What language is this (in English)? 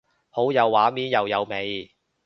Cantonese